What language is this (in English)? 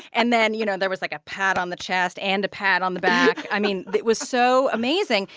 English